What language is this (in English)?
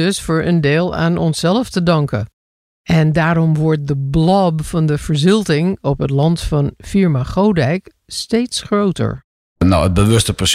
Dutch